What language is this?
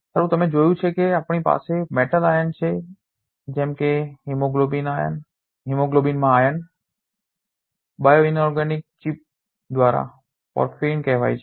Gujarati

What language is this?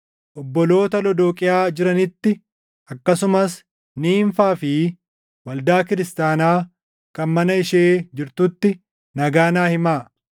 Oromo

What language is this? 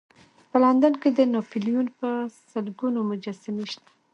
Pashto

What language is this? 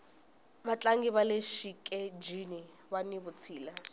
Tsonga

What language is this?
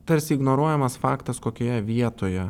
Lithuanian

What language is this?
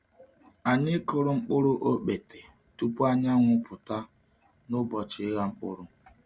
Igbo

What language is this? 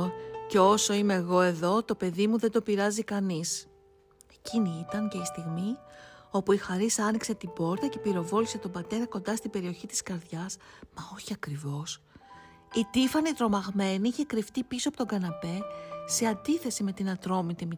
Greek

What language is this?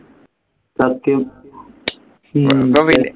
Malayalam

